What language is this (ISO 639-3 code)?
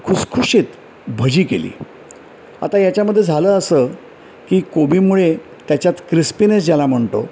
mar